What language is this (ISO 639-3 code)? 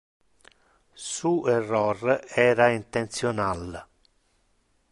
ina